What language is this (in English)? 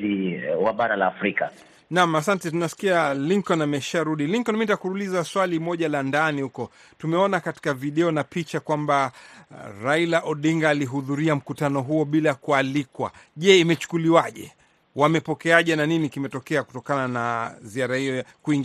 Swahili